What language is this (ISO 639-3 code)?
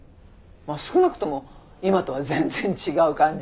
jpn